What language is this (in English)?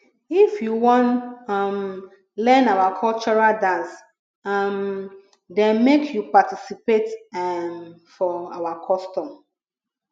Nigerian Pidgin